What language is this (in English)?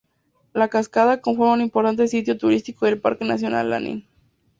Spanish